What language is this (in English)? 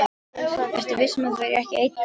Icelandic